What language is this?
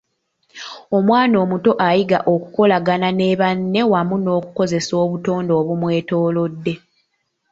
Ganda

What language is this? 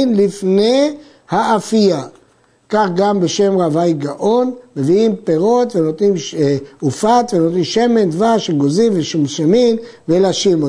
Hebrew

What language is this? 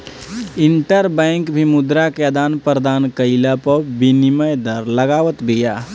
Bhojpuri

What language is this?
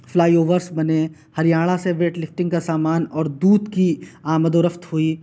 Urdu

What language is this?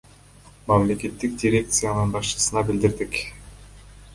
Kyrgyz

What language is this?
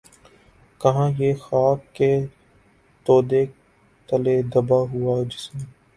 Urdu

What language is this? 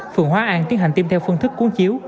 Vietnamese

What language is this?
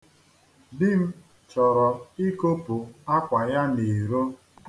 Igbo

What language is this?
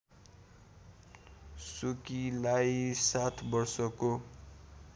Nepali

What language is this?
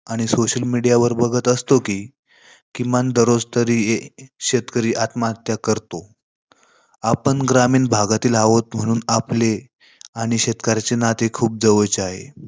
Marathi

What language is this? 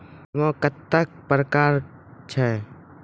Maithili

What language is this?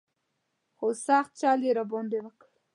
Pashto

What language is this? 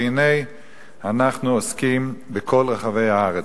Hebrew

